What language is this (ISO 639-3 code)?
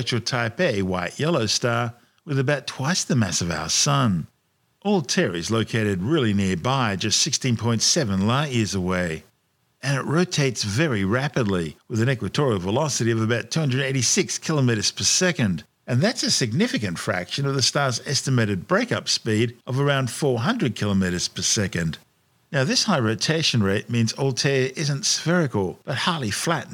eng